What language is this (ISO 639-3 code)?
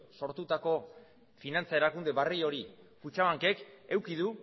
eus